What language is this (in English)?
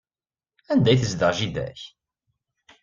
Kabyle